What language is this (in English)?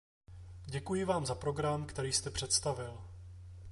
Czech